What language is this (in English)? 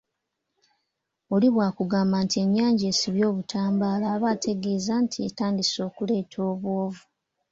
Ganda